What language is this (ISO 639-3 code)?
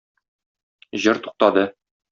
tat